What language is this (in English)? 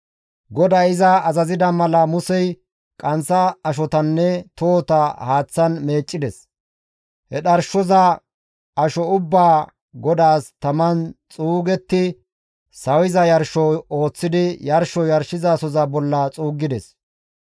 Gamo